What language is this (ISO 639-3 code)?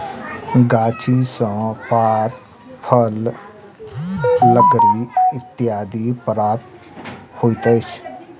mai